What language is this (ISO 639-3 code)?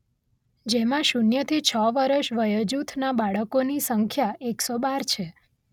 guj